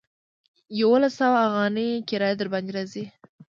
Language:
Pashto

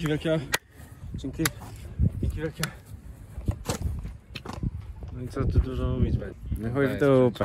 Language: Polish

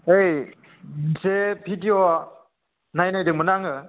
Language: Bodo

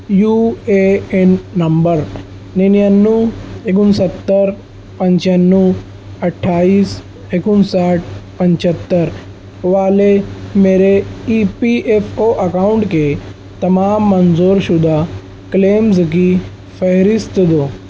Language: Urdu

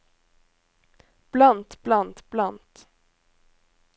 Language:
Norwegian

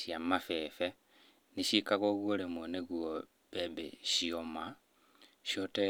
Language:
Kikuyu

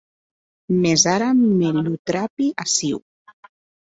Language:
Occitan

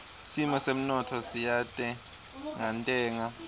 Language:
Swati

